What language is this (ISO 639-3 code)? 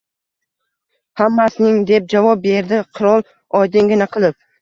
uzb